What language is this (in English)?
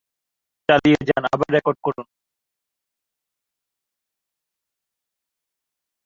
Bangla